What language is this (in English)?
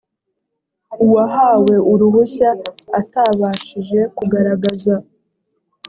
Kinyarwanda